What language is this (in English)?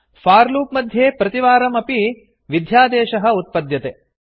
Sanskrit